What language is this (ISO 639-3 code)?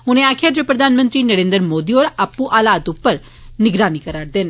doi